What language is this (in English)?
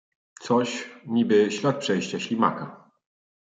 Polish